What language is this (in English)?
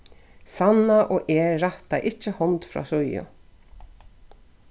Faroese